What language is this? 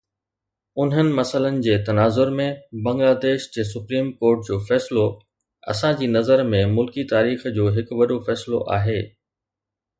Sindhi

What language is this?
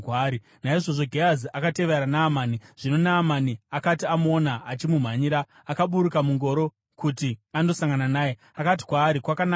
Shona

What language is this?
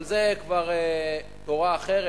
Hebrew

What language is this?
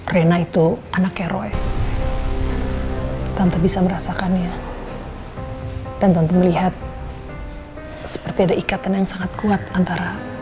Indonesian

